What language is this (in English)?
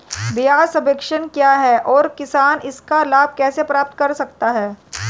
Hindi